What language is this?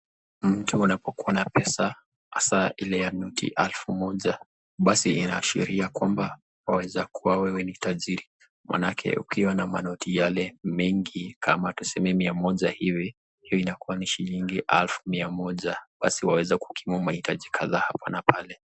Swahili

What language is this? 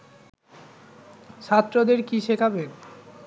Bangla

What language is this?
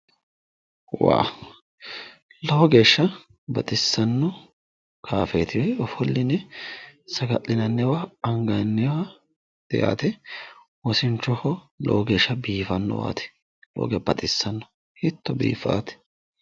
Sidamo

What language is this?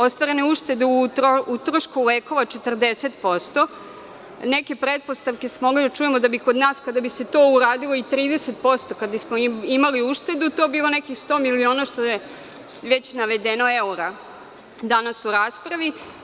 Serbian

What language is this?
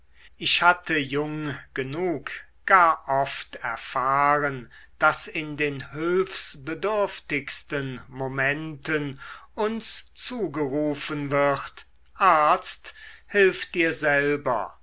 German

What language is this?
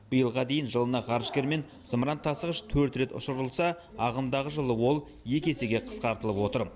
Kazakh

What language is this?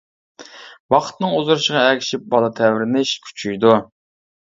Uyghur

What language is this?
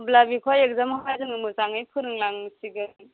Bodo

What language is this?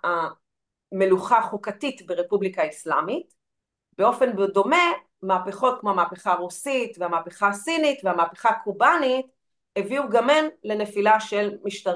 Hebrew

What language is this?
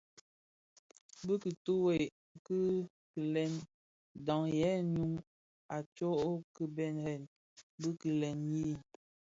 Bafia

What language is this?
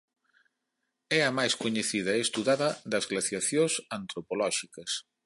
Galician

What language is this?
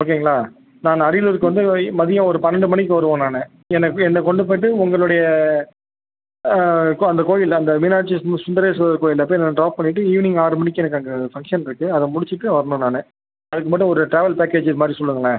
Tamil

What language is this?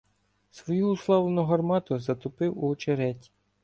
Ukrainian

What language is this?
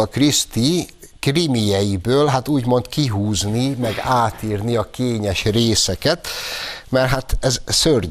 Hungarian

